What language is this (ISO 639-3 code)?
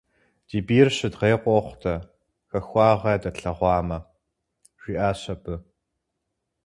kbd